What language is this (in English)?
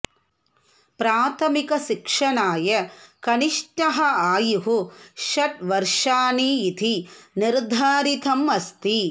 Sanskrit